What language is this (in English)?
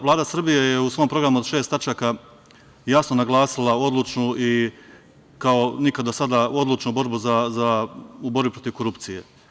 Serbian